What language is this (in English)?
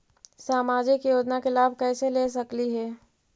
Magahi